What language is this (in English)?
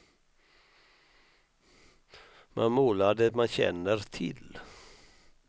Swedish